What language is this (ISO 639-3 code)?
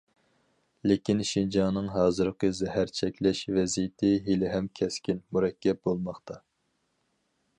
uig